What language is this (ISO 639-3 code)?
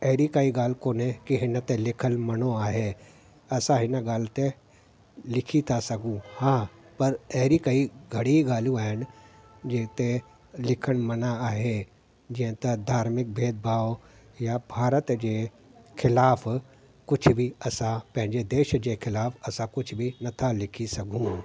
snd